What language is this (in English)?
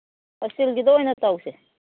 Manipuri